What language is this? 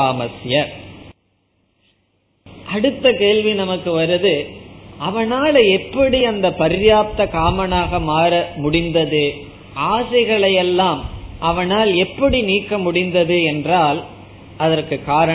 Tamil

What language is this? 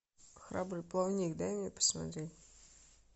Russian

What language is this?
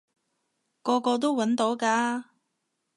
Cantonese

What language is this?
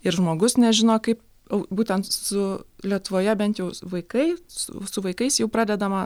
Lithuanian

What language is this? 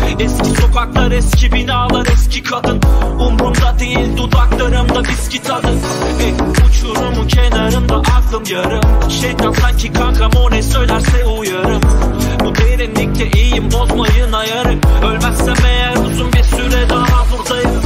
Turkish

